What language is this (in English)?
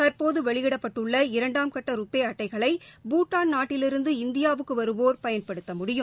Tamil